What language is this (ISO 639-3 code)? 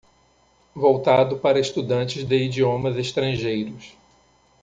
por